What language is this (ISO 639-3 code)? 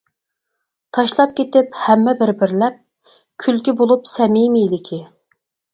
uig